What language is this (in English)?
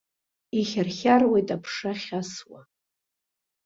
Abkhazian